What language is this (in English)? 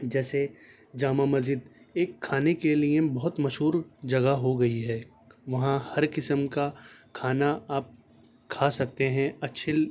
Urdu